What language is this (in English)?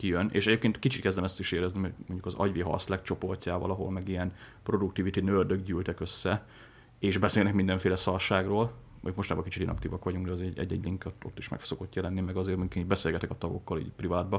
Hungarian